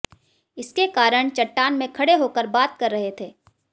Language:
Hindi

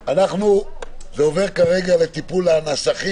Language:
Hebrew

